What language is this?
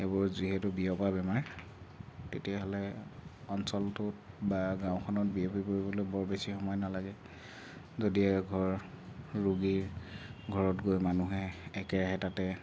Assamese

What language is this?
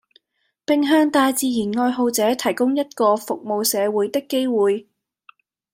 Cantonese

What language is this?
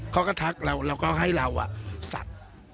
Thai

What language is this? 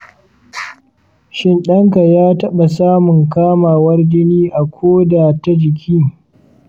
Hausa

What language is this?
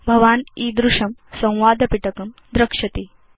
Sanskrit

